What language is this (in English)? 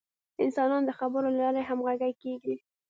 Pashto